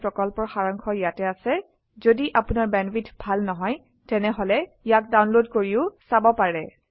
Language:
Assamese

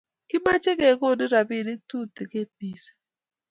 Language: Kalenjin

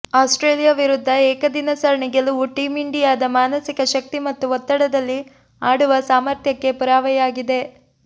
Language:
Kannada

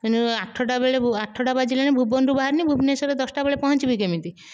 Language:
Odia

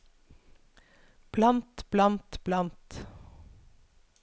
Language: Norwegian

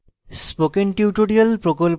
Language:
Bangla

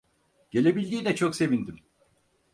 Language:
Turkish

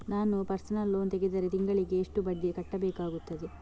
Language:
Kannada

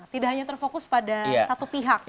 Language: Indonesian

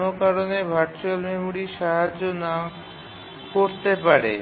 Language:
Bangla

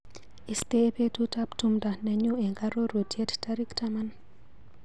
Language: Kalenjin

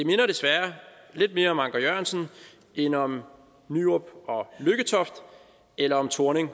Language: Danish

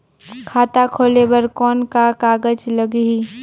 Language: Chhattisgarhi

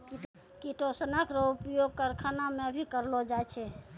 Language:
Maithili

